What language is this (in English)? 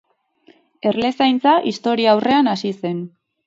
Basque